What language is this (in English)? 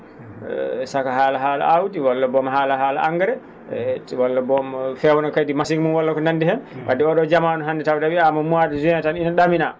Fula